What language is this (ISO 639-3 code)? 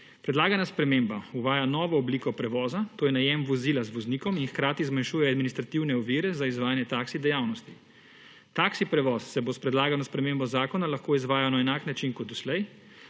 slv